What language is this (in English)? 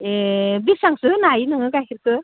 Bodo